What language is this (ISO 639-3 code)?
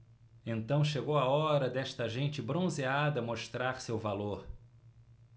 por